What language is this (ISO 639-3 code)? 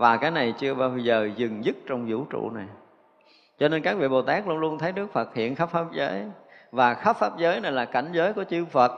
vie